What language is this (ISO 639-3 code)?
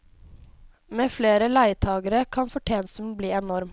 nor